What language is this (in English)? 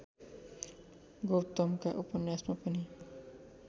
Nepali